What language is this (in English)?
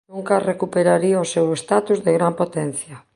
Galician